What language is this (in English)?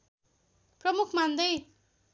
Nepali